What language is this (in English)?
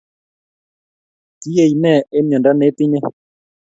Kalenjin